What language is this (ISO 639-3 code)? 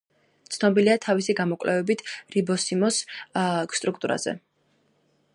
kat